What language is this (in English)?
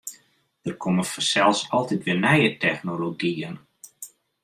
Western Frisian